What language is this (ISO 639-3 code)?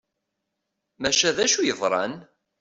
kab